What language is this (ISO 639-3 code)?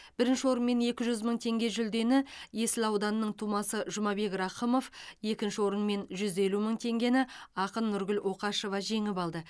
kaz